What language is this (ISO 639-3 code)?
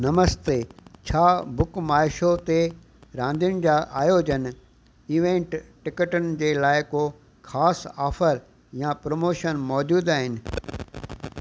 snd